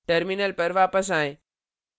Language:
Hindi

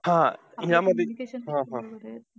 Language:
Marathi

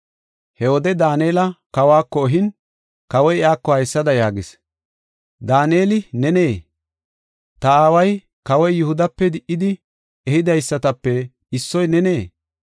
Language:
Gofa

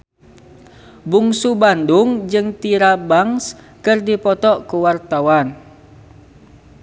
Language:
Sundanese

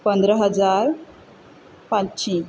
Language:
Konkani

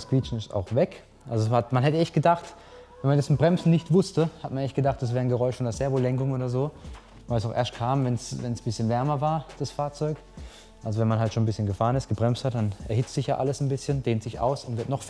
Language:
German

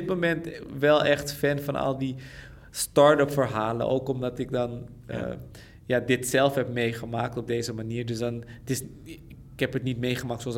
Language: Dutch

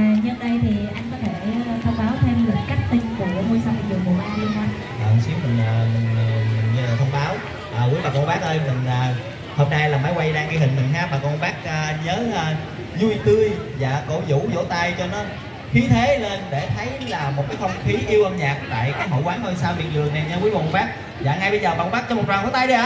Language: Vietnamese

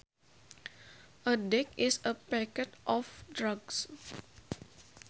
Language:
Sundanese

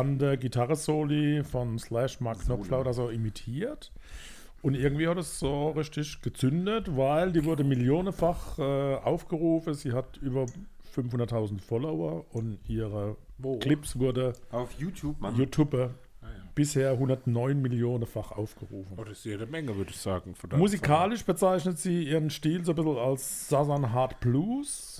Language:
German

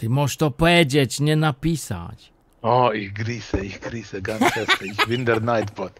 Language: German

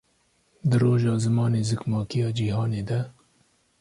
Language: Kurdish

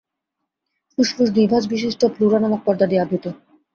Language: Bangla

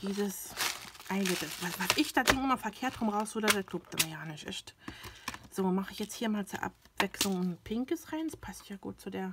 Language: German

